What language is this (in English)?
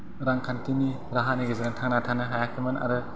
Bodo